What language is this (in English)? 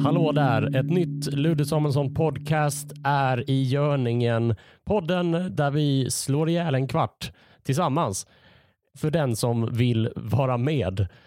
Swedish